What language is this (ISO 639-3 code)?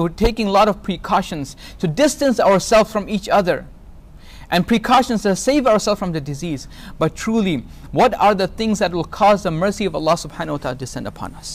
eng